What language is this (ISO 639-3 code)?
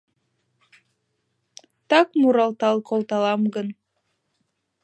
chm